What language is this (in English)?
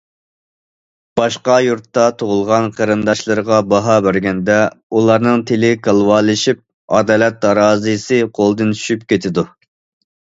Uyghur